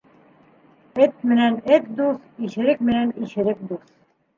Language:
Bashkir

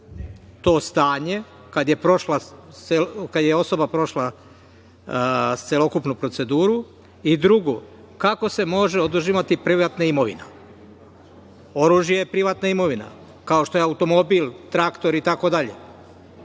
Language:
Serbian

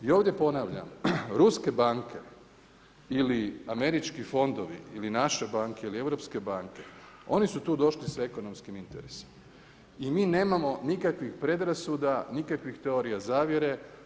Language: Croatian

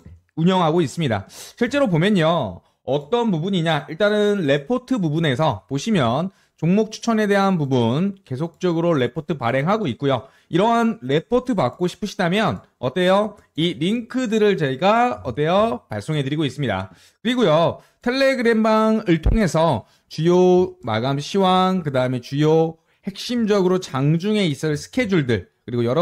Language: Korean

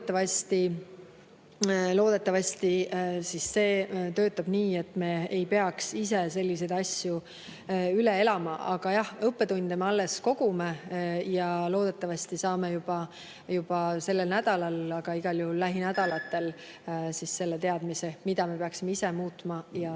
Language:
Estonian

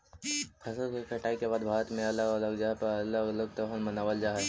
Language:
Magahi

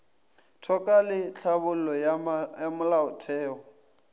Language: Northern Sotho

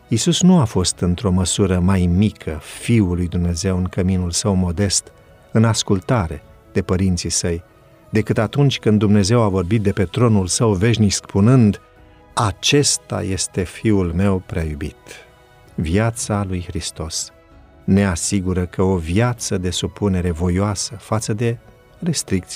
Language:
Romanian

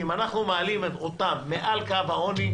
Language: Hebrew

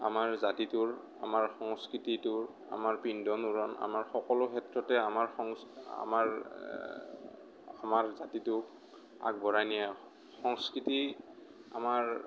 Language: Assamese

